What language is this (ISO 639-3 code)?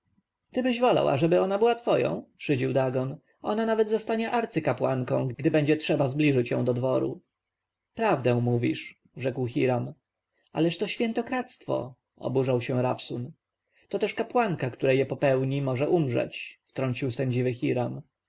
pol